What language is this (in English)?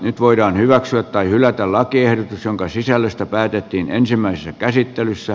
Finnish